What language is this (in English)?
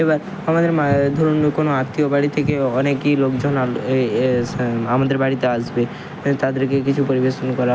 Bangla